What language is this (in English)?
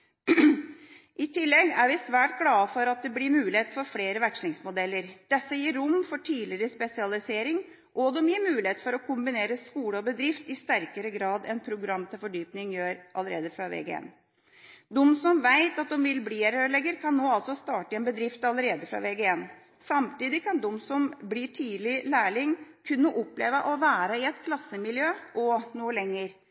Norwegian Bokmål